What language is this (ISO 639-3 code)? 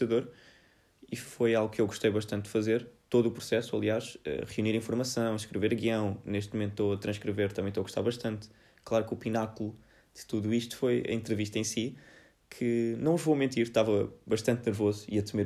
por